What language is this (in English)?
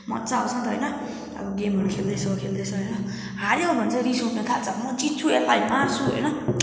Nepali